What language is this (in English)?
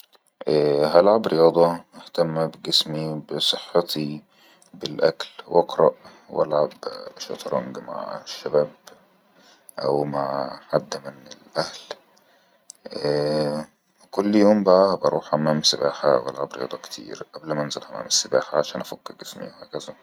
Egyptian Arabic